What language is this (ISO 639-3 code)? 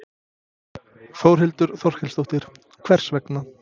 isl